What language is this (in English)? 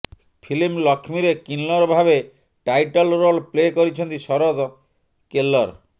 Odia